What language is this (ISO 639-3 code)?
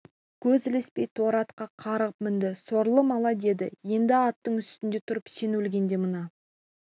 kaz